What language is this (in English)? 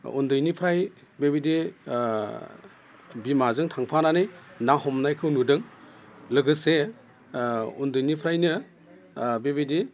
Bodo